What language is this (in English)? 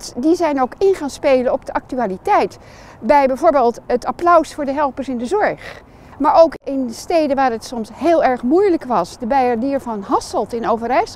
Dutch